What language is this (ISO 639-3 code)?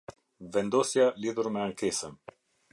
sqi